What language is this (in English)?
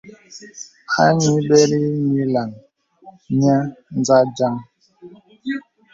Bebele